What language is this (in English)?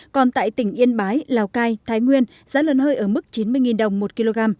Vietnamese